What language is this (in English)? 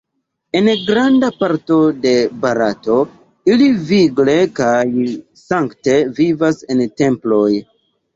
Esperanto